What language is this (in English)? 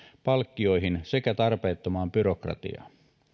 Finnish